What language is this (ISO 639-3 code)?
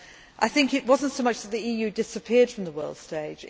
eng